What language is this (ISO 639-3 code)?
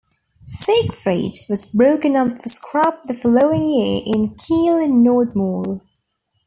eng